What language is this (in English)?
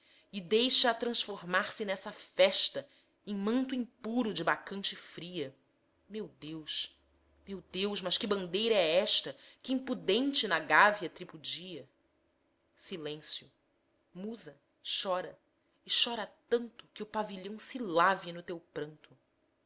Portuguese